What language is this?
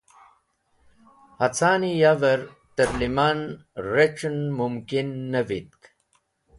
Wakhi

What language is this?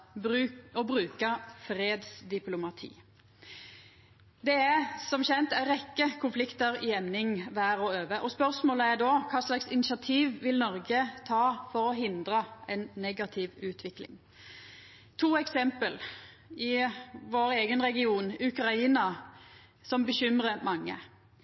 Norwegian Nynorsk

